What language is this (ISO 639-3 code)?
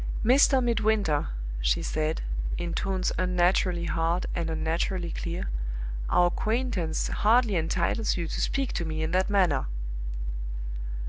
eng